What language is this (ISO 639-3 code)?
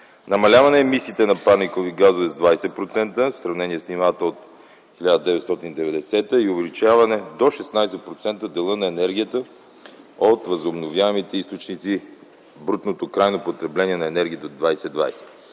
bul